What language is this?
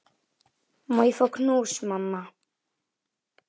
Icelandic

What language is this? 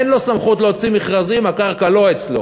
Hebrew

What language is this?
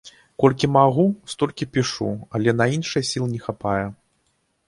Belarusian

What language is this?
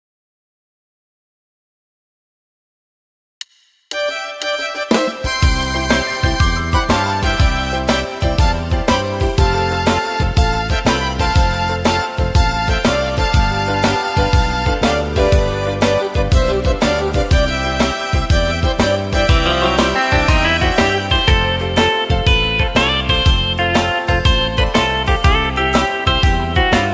Indonesian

